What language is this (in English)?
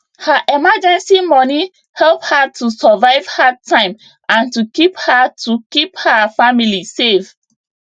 Nigerian Pidgin